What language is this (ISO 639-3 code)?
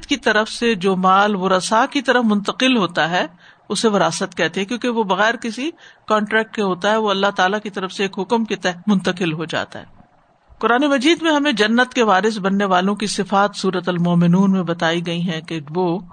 urd